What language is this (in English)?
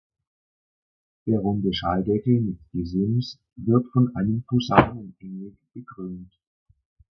German